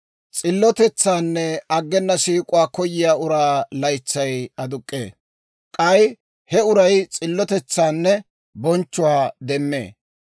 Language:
Dawro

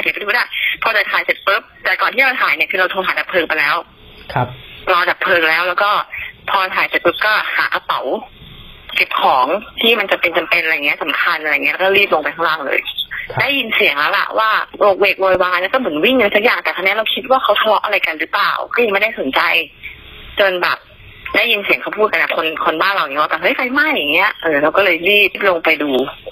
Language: Thai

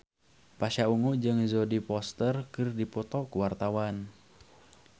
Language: Sundanese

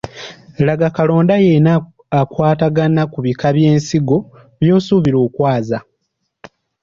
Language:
Ganda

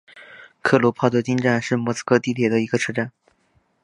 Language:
Chinese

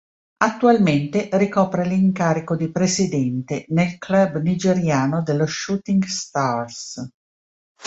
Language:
Italian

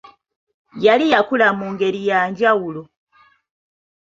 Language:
Ganda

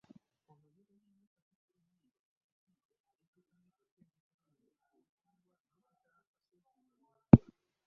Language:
Ganda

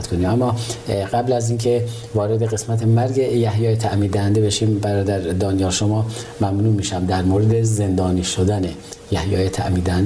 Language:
Persian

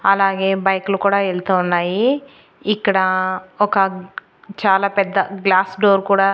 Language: Telugu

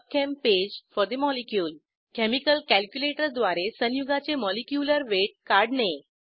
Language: Marathi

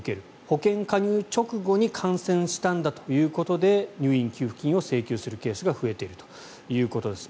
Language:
Japanese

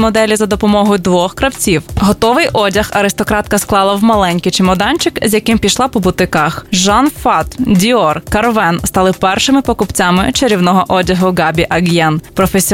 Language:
Ukrainian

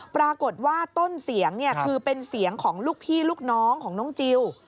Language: Thai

